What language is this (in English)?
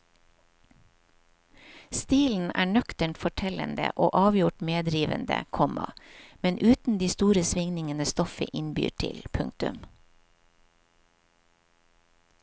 Norwegian